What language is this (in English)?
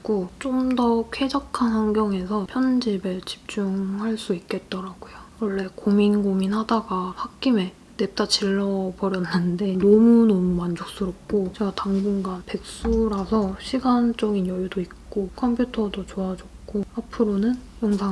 Korean